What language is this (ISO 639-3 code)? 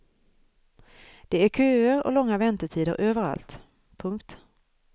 swe